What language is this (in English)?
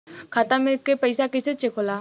Bhojpuri